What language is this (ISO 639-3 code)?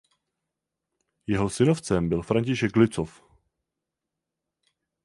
ces